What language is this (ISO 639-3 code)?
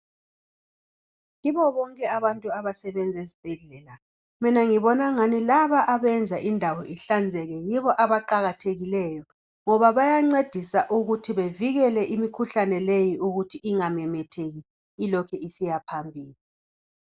nde